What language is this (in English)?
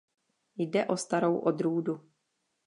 Czech